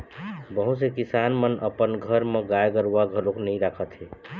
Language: Chhattisgarhi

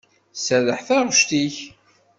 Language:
Kabyle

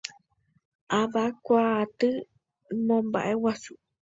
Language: Guarani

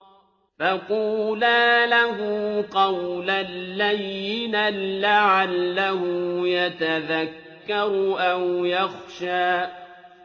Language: Arabic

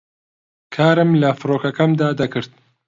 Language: Central Kurdish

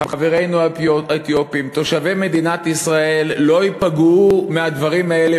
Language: Hebrew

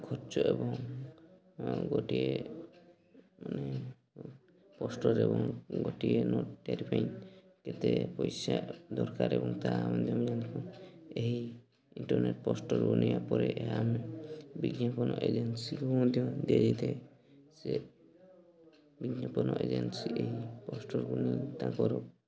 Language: Odia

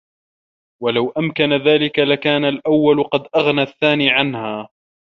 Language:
Arabic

